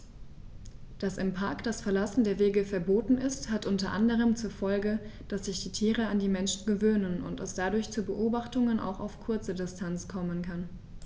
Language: German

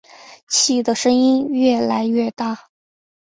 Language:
Chinese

